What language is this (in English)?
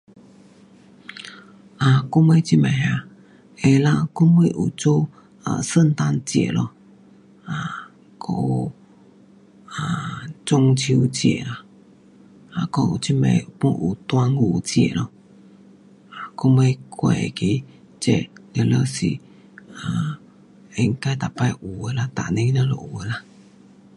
Pu-Xian Chinese